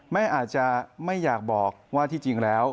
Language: Thai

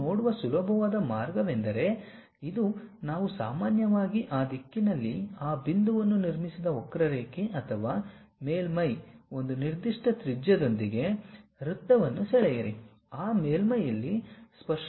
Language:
Kannada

